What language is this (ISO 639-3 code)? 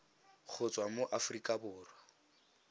tsn